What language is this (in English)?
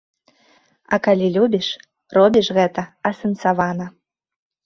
Belarusian